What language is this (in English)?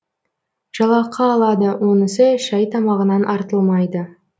Kazakh